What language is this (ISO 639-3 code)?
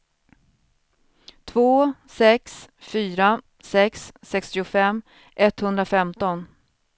swe